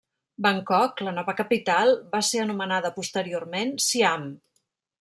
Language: Catalan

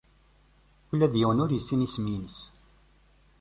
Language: Kabyle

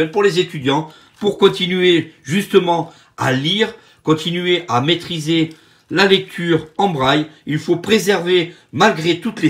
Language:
French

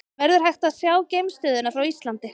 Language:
Icelandic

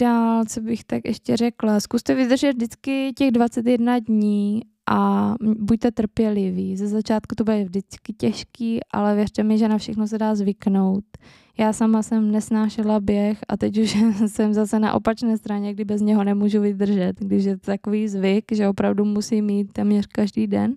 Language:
Czech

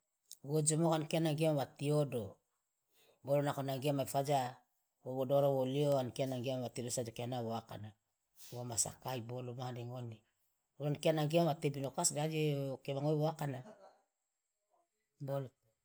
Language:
Loloda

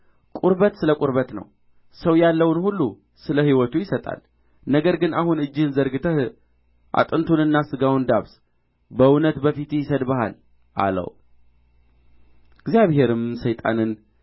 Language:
Amharic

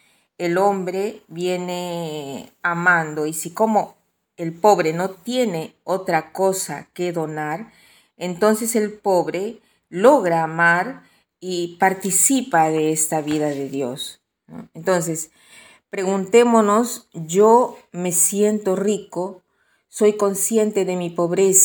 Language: Spanish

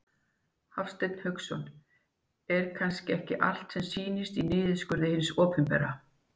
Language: Icelandic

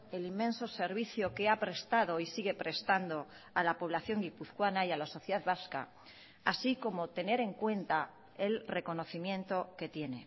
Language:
Spanish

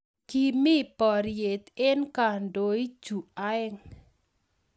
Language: Kalenjin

